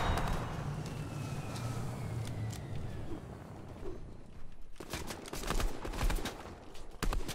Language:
Italian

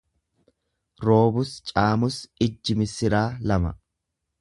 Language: Oromo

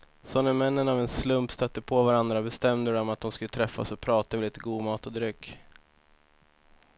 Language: Swedish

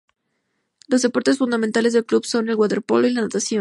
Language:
Spanish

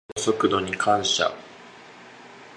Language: Japanese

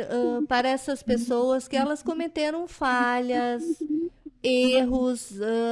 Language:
Portuguese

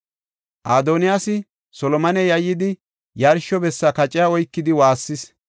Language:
Gofa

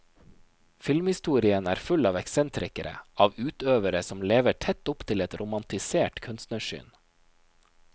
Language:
Norwegian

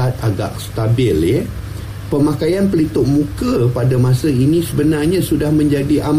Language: Malay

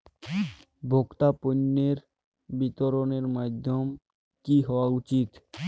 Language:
Bangla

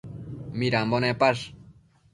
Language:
Matsés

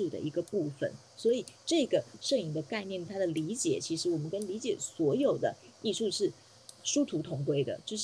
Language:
Chinese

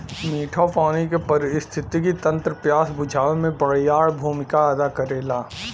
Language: Bhojpuri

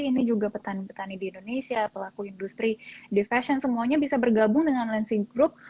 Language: Indonesian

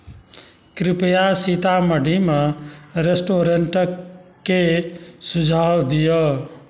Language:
Maithili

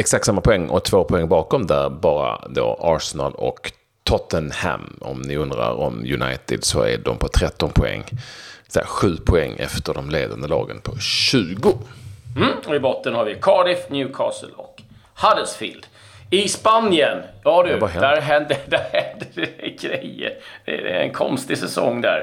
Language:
Swedish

